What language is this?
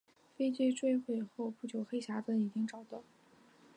Chinese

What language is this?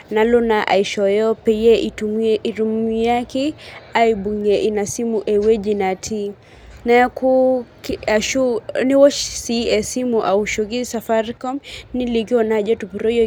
Masai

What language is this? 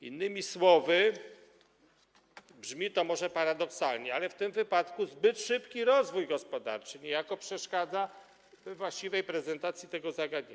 Polish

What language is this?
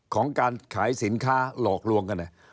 Thai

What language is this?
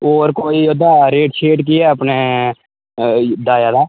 Dogri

